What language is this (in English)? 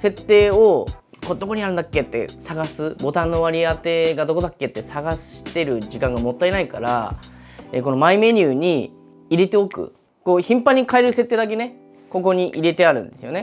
Japanese